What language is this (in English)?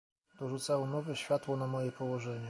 Polish